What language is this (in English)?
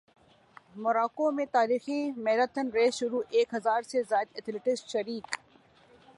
Urdu